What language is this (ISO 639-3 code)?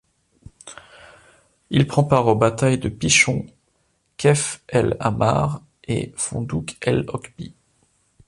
fra